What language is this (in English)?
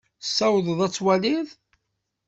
Kabyle